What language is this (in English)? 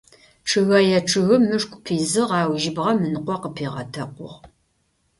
Adyghe